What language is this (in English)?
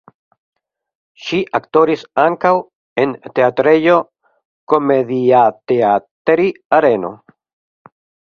Esperanto